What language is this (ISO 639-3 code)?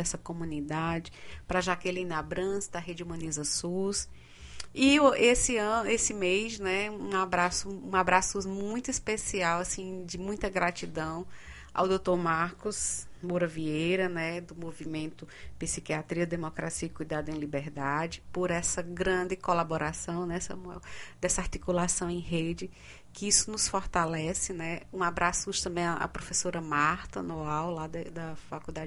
por